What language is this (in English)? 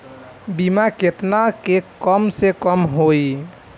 Bhojpuri